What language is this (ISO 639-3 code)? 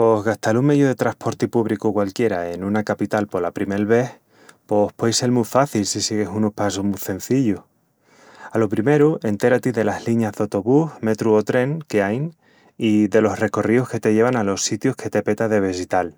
ext